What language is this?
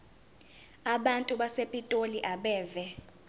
Zulu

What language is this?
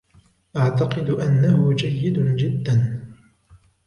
Arabic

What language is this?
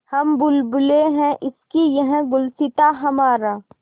Hindi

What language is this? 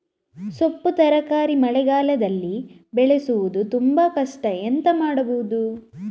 Kannada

